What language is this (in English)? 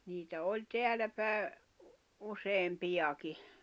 Finnish